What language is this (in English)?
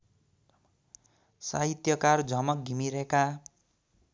Nepali